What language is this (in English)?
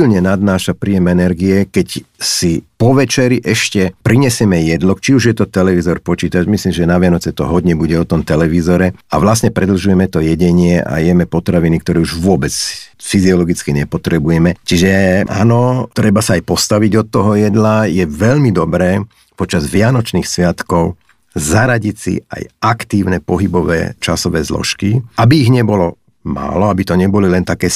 Slovak